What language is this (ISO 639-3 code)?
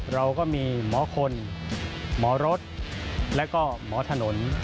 tha